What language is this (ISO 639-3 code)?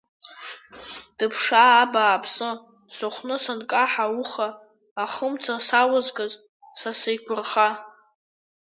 abk